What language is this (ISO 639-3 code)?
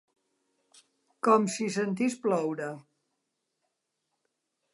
cat